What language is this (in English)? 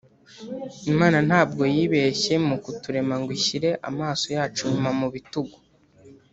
Kinyarwanda